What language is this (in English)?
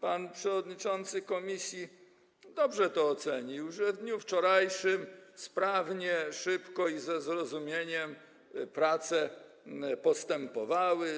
Polish